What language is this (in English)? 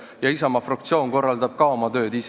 Estonian